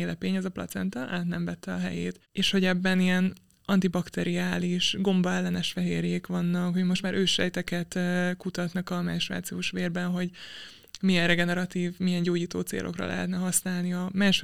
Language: Hungarian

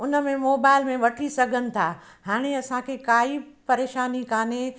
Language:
Sindhi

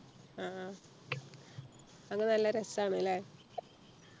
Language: Malayalam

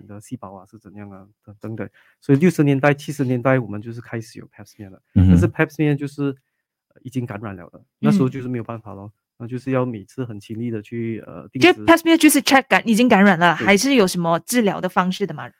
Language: Chinese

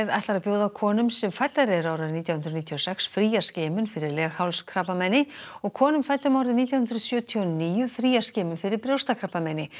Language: Icelandic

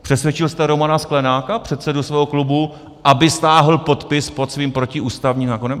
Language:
Czech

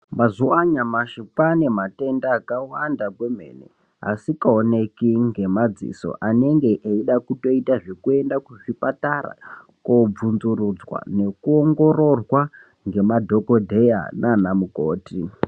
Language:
Ndau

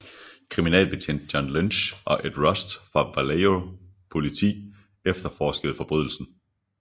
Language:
Danish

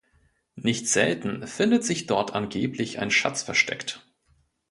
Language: German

